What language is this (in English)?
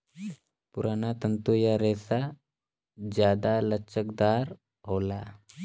Bhojpuri